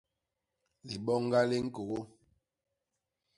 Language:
Basaa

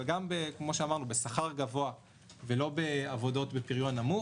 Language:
Hebrew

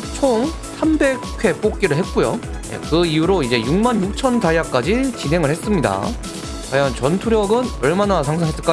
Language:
Korean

